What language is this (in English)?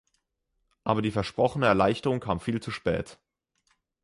German